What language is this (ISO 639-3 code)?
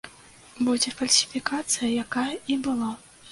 bel